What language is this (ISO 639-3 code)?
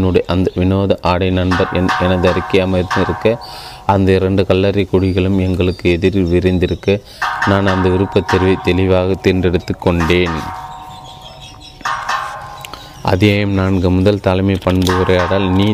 tam